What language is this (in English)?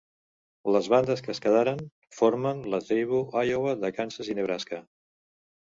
Catalan